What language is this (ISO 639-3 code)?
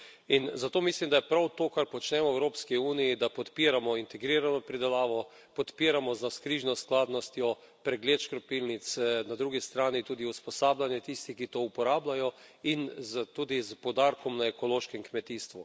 slv